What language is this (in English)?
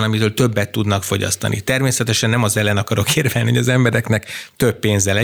Hungarian